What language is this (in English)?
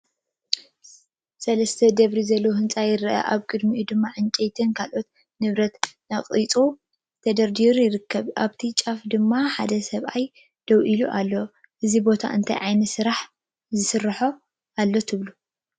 Tigrinya